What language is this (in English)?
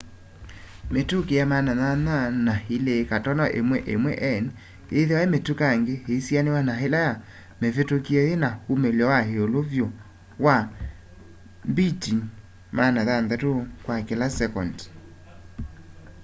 Kamba